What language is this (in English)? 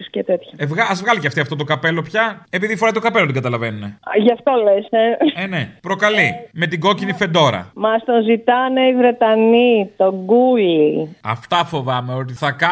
Greek